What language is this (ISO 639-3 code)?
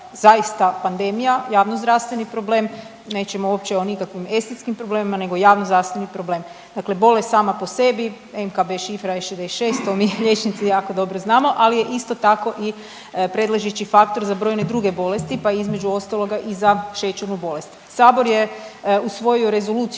hrv